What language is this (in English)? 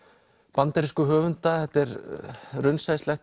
Icelandic